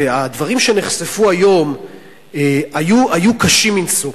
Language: Hebrew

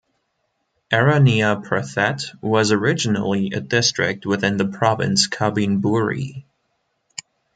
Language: English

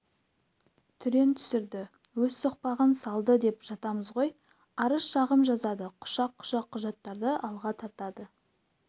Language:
Kazakh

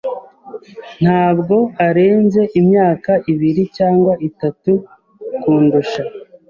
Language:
Kinyarwanda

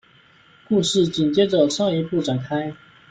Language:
Chinese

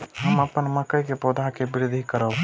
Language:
Maithili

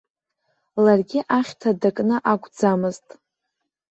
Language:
Abkhazian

